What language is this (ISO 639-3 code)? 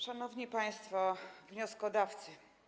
pol